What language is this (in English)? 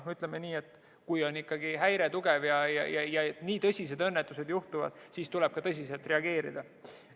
Estonian